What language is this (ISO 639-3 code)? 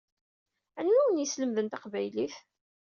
kab